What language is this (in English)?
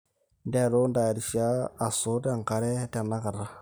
Masai